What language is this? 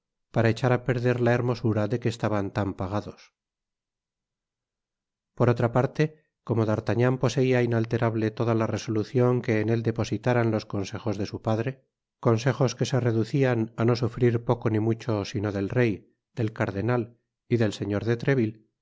Spanish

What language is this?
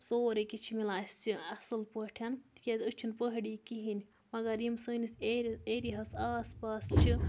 Kashmiri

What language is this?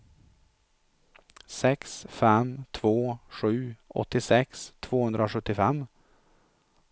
Swedish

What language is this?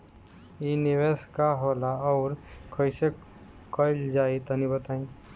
Bhojpuri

